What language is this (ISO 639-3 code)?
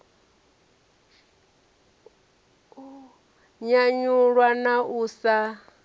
ven